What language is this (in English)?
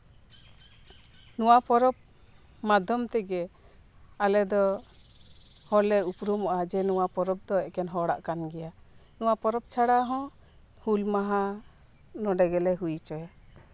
Santali